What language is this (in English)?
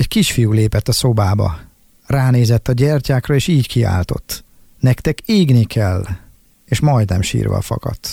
Hungarian